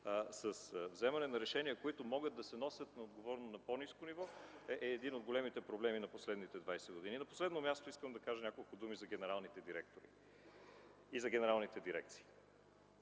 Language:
Bulgarian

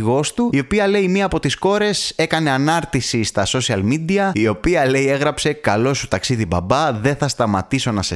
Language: Greek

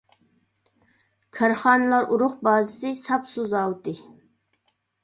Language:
Uyghur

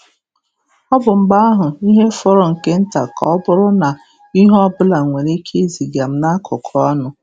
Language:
Igbo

